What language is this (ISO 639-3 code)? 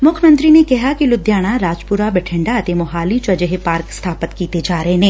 pan